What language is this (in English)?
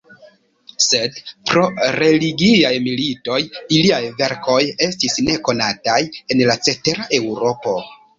Esperanto